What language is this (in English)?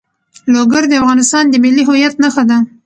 Pashto